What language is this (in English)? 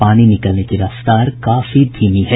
Hindi